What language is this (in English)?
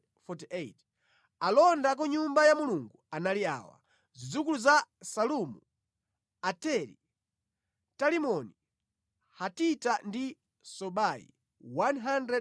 Nyanja